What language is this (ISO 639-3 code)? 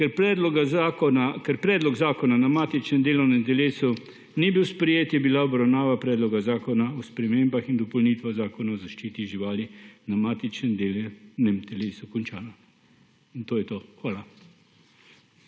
slv